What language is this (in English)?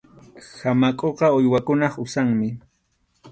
Arequipa-La Unión Quechua